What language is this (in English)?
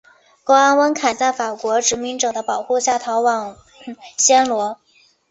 Chinese